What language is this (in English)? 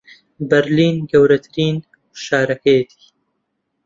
Central Kurdish